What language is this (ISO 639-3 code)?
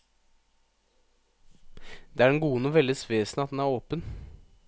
nor